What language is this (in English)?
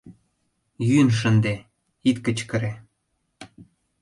Mari